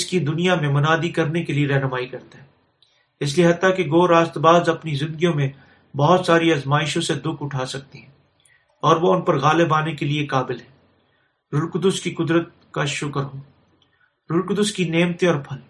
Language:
Urdu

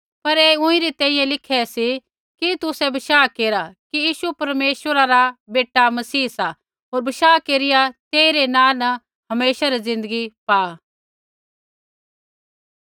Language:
Kullu Pahari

